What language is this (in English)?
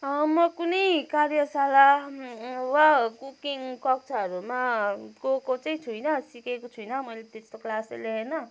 Nepali